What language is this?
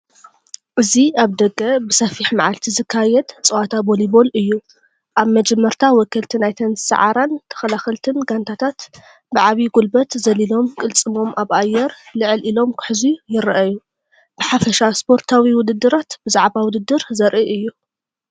Tigrinya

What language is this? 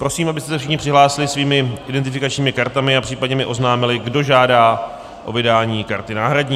Czech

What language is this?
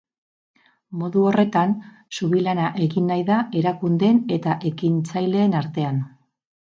Basque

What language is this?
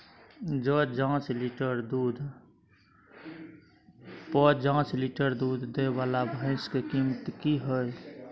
Maithili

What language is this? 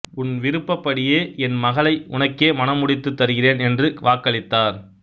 Tamil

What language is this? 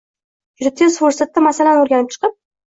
Uzbek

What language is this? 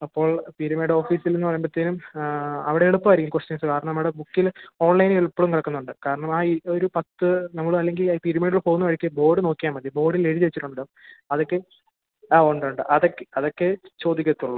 Malayalam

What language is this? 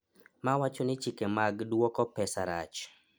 Luo (Kenya and Tanzania)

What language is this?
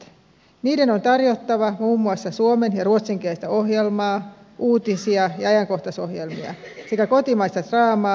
Finnish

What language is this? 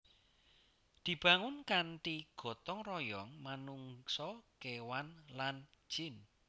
Javanese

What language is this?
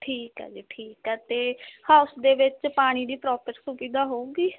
Punjabi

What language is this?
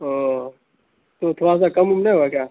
Urdu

